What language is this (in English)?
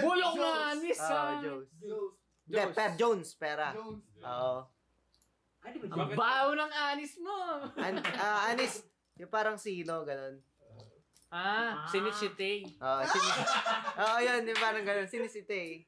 Filipino